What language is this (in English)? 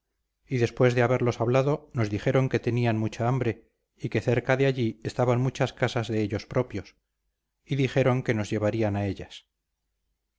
Spanish